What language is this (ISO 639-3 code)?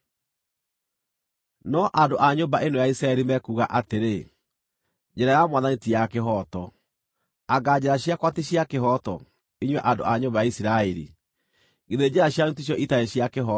kik